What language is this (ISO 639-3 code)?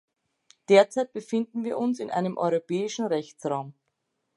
deu